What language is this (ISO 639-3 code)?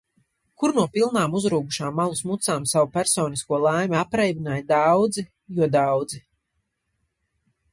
lav